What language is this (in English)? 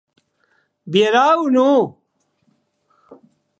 Occitan